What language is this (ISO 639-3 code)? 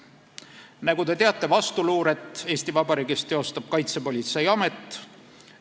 est